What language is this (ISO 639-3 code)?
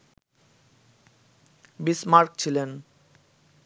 ben